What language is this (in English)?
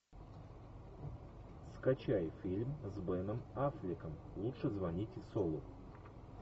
Russian